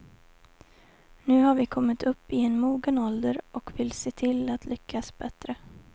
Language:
Swedish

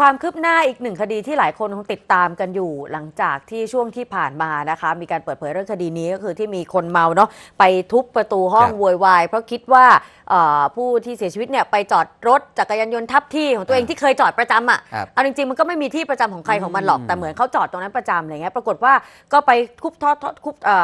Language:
Thai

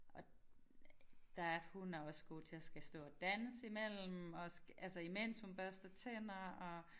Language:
Danish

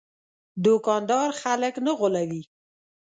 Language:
Pashto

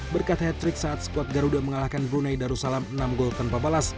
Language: Indonesian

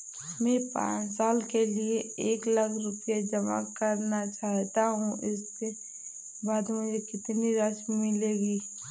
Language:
Hindi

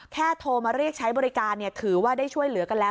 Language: Thai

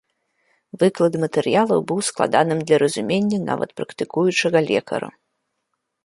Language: Belarusian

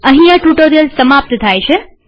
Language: Gujarati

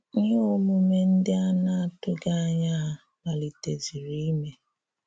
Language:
Igbo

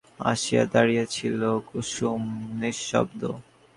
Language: Bangla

